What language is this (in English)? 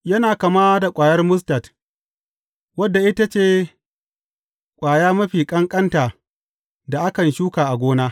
Hausa